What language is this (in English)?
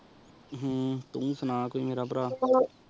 Punjabi